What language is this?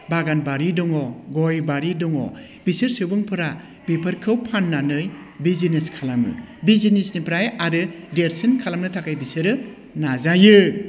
Bodo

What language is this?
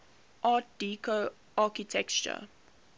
English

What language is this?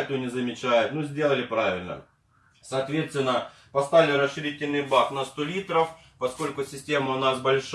Russian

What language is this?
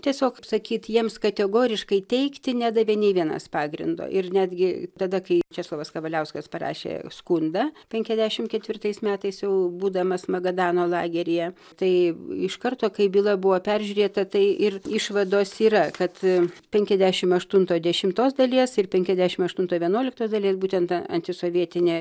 Lithuanian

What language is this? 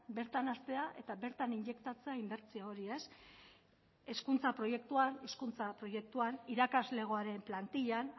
Basque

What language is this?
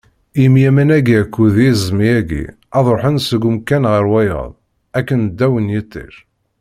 Kabyle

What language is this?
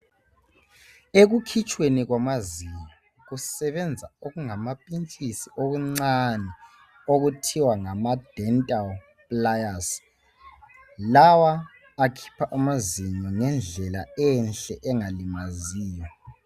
North Ndebele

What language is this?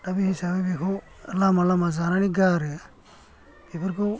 Bodo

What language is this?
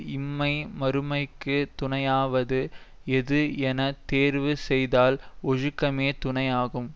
Tamil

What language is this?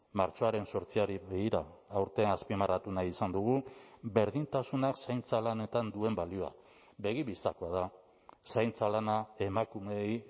Basque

